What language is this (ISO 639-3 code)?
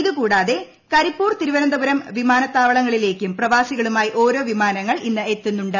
mal